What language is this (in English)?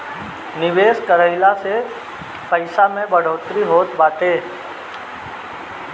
Bhojpuri